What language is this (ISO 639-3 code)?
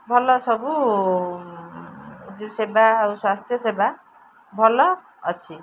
ori